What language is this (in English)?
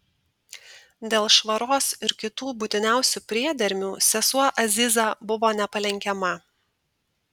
Lithuanian